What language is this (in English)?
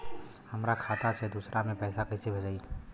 Bhojpuri